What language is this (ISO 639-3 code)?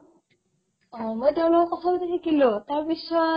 asm